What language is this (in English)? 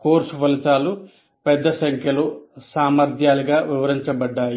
Telugu